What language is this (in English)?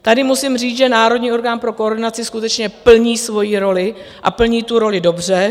Czech